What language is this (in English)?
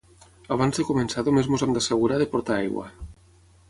Catalan